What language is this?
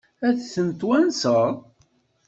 Kabyle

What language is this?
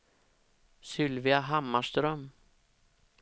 Swedish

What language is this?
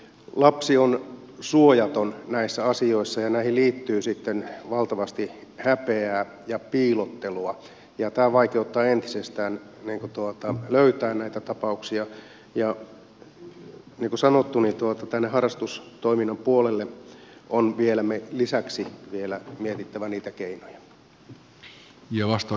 Finnish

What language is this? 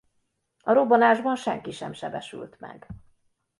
Hungarian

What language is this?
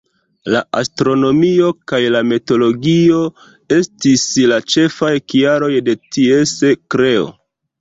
Esperanto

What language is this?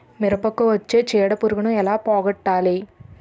Telugu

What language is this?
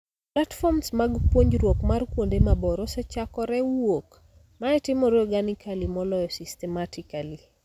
Luo (Kenya and Tanzania)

